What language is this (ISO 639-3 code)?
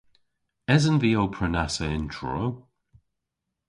cor